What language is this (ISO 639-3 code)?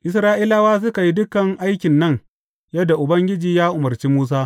hau